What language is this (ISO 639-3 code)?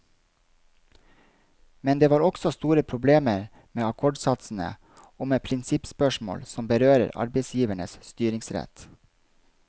nor